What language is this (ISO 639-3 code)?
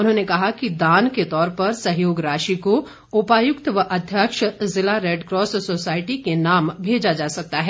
hin